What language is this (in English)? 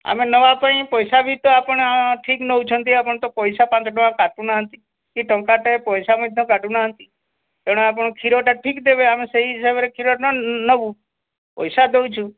Odia